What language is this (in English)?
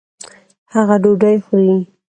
Pashto